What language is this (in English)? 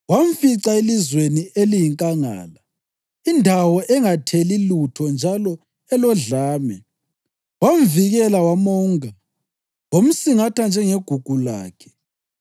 North Ndebele